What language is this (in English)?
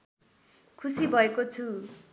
Nepali